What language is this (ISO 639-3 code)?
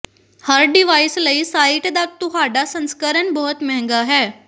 pan